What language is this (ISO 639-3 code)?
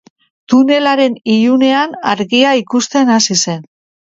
eus